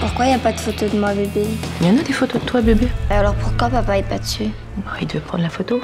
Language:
French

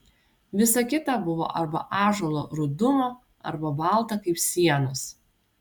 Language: Lithuanian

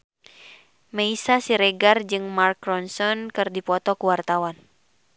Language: Sundanese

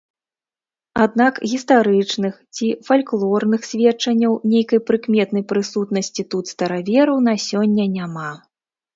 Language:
Belarusian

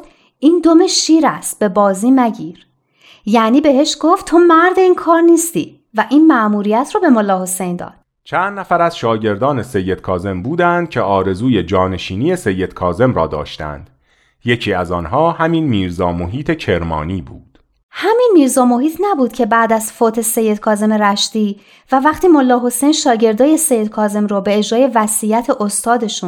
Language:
Persian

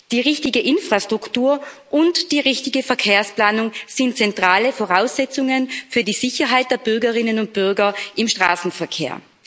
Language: German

